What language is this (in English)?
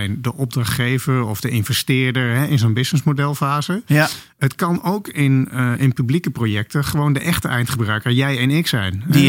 Dutch